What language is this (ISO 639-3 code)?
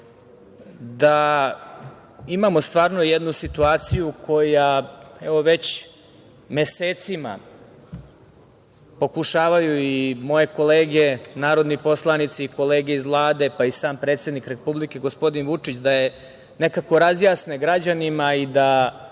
srp